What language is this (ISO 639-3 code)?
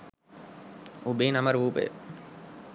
sin